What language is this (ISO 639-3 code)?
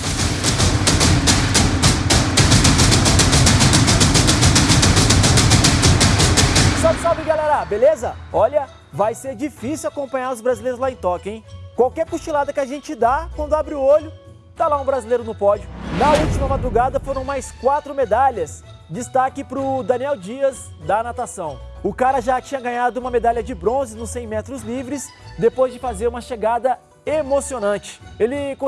por